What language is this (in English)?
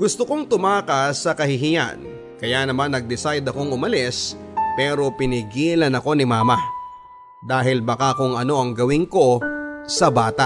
Filipino